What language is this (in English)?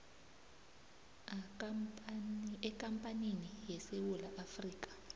South Ndebele